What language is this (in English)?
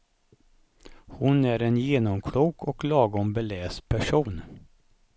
Swedish